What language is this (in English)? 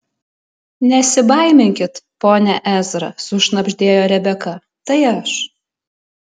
Lithuanian